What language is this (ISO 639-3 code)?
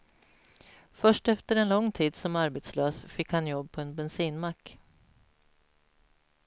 swe